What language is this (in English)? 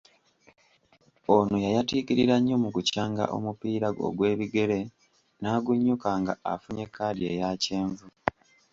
Ganda